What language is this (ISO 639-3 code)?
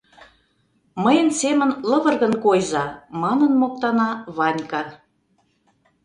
chm